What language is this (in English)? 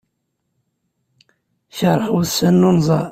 Kabyle